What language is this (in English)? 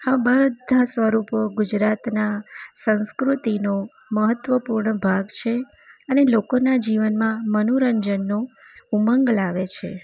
Gujarati